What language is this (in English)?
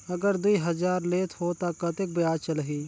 Chhattisgarhi